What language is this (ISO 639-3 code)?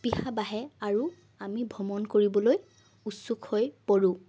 asm